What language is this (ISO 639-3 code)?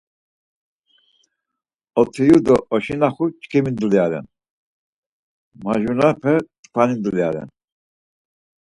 lzz